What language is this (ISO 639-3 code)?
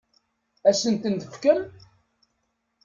kab